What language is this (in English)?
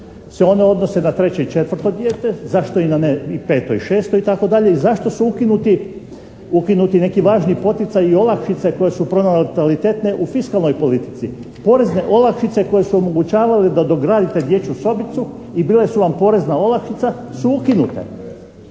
Croatian